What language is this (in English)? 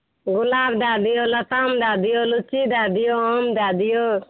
Maithili